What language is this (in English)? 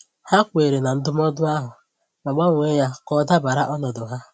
Igbo